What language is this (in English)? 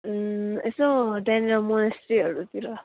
Nepali